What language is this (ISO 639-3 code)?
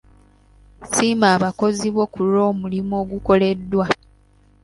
lug